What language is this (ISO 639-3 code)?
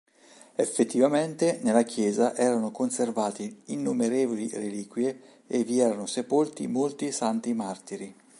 ita